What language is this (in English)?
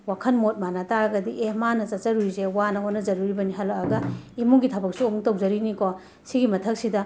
Manipuri